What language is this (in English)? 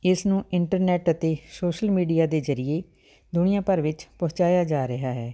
Punjabi